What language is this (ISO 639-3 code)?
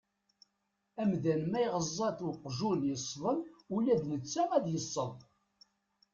kab